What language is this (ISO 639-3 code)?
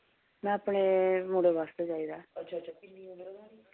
doi